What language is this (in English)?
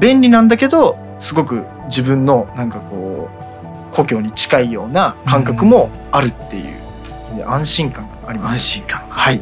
Japanese